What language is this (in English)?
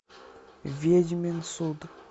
Russian